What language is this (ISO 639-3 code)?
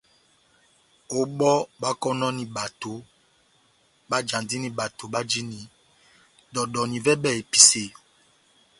bnm